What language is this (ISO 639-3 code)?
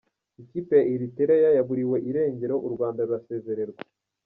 kin